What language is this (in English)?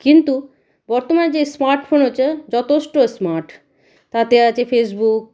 Bangla